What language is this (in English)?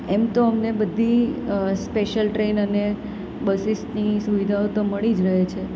Gujarati